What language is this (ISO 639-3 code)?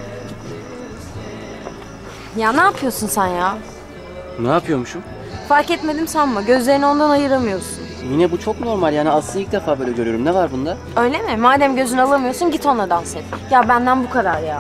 tur